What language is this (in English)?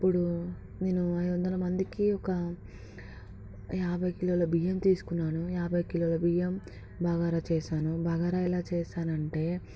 Telugu